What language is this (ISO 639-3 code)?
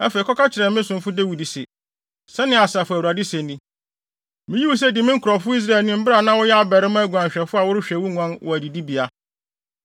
aka